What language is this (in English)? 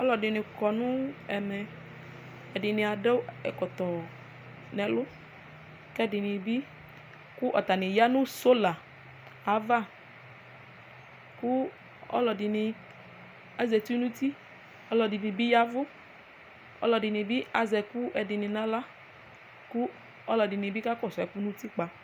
Ikposo